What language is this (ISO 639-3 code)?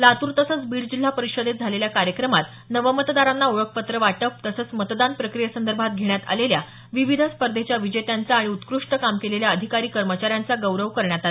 mar